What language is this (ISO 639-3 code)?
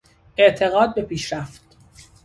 fas